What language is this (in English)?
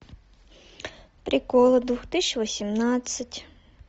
Russian